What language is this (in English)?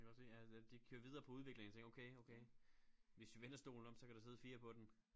Danish